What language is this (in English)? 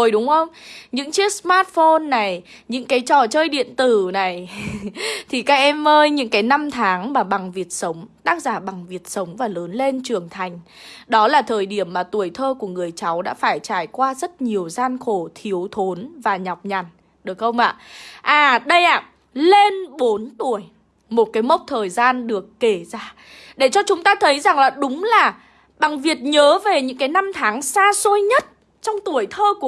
Vietnamese